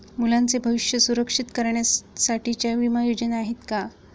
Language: Marathi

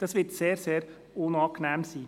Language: Swiss German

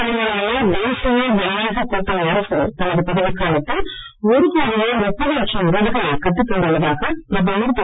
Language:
Tamil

